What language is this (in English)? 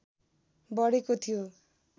Nepali